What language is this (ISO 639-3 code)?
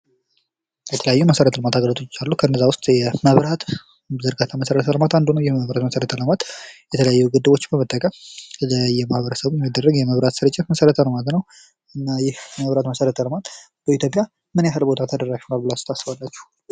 amh